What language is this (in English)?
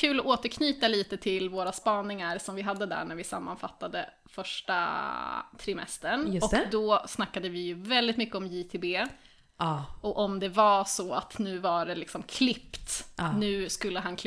Swedish